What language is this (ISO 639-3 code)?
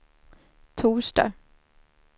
swe